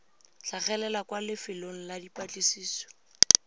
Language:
Tswana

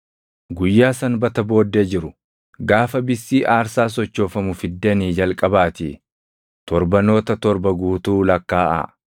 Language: Oromo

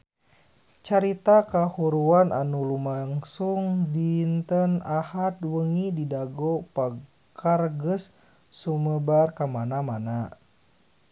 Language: Sundanese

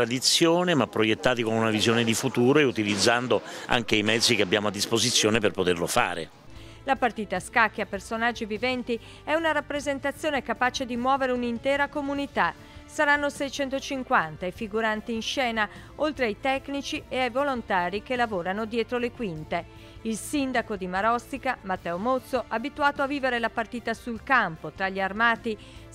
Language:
Italian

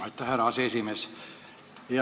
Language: Estonian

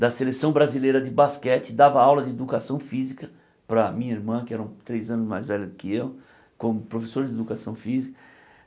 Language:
Portuguese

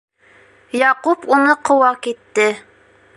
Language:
Bashkir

